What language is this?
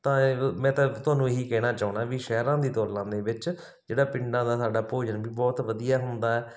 Punjabi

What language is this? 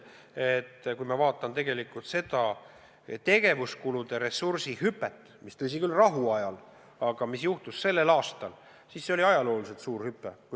Estonian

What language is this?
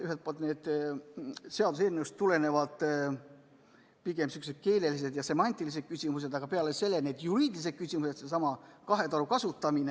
Estonian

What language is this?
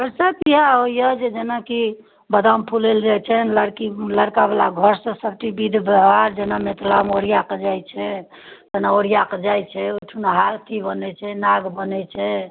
Maithili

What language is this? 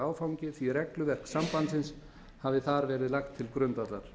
Icelandic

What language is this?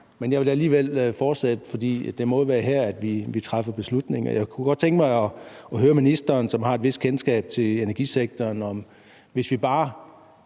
Danish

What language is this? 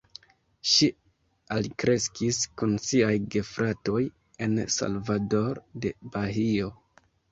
Esperanto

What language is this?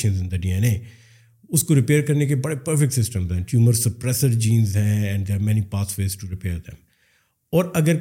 Urdu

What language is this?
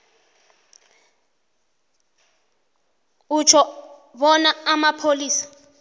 South Ndebele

